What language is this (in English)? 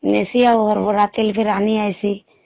Odia